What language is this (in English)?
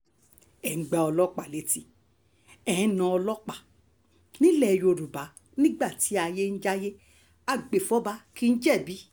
Yoruba